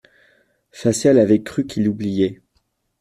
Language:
French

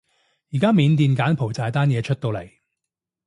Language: Cantonese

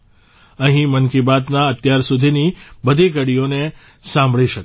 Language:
Gujarati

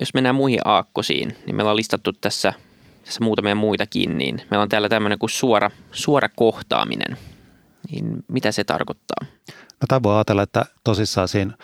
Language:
Finnish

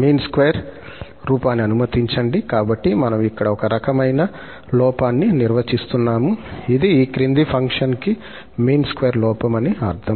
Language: Telugu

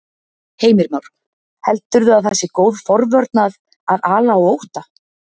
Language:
Icelandic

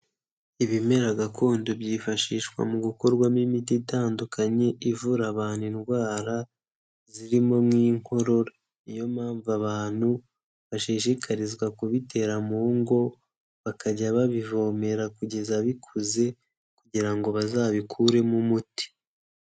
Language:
Kinyarwanda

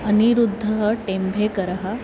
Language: Sanskrit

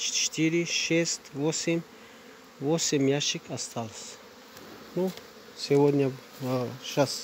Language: Russian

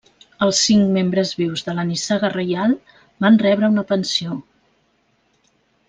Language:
Catalan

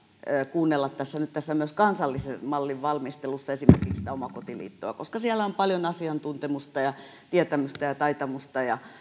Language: Finnish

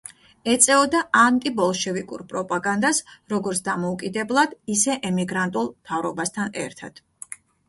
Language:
Georgian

